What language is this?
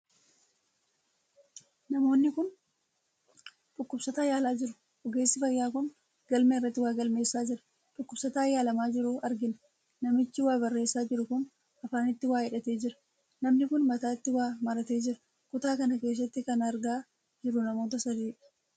Oromo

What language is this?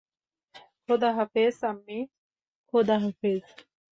Bangla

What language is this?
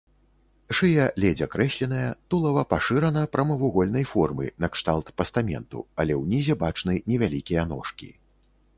Belarusian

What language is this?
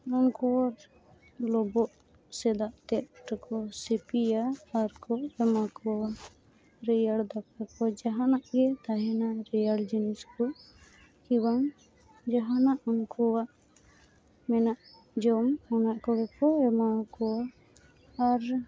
Santali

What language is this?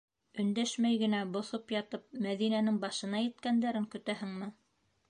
Bashkir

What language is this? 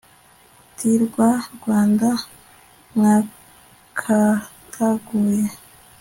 Kinyarwanda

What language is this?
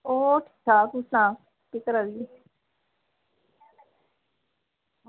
Dogri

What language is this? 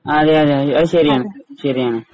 Malayalam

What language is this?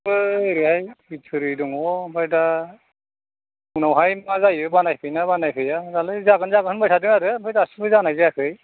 Bodo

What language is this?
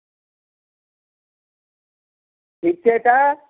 Maithili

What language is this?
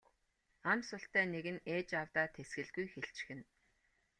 Mongolian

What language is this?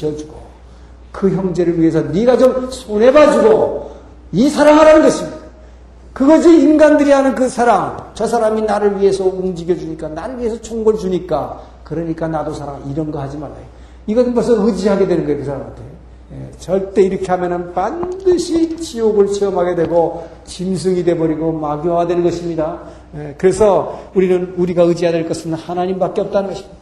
Korean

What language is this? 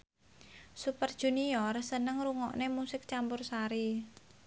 Javanese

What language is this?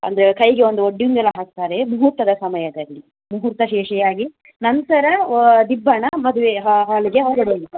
Kannada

